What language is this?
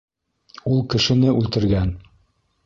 Bashkir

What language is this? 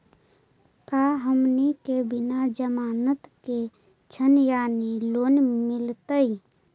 Magahi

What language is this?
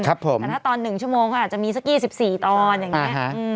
Thai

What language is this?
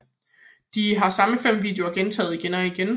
Danish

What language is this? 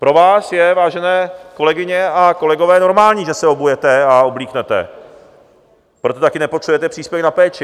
Czech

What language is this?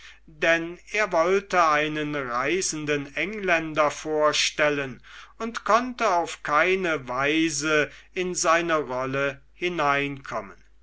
German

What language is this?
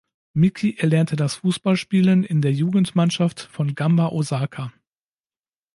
German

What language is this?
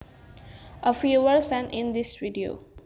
Javanese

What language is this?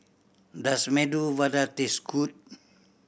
English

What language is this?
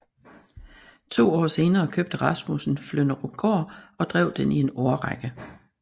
Danish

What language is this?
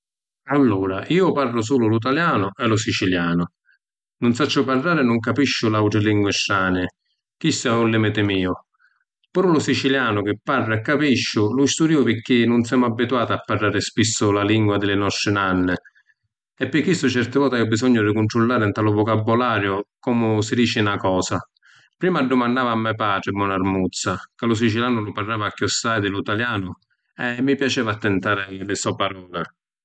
Sicilian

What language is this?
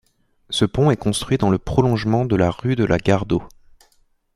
French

